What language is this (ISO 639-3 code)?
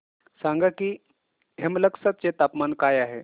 mar